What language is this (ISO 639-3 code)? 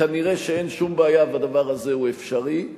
heb